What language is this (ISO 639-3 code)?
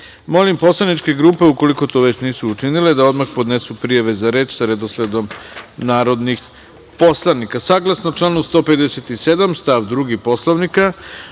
srp